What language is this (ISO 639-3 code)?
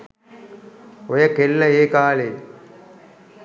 sin